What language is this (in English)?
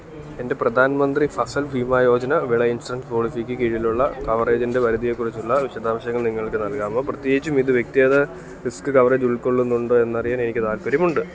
Malayalam